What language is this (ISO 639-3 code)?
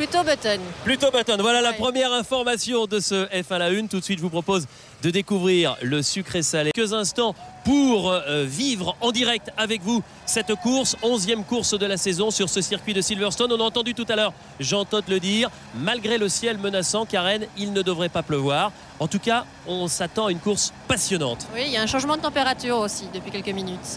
fra